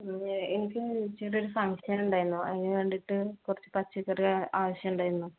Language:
Malayalam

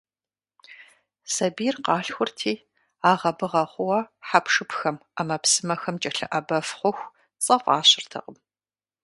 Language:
Kabardian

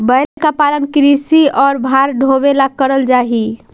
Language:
Magahi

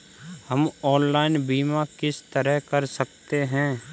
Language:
Hindi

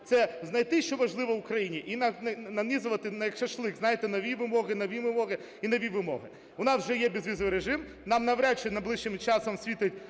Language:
Ukrainian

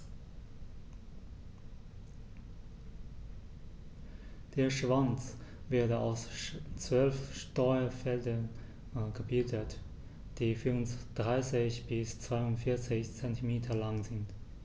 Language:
German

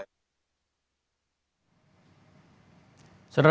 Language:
Indonesian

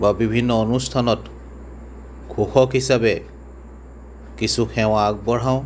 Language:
Assamese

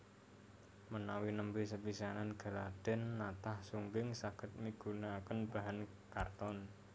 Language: Javanese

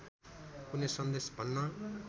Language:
Nepali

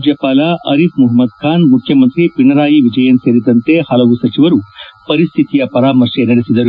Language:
Kannada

